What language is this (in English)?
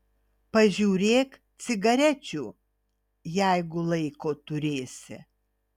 Lithuanian